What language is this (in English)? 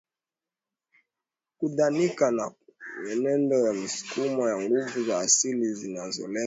Swahili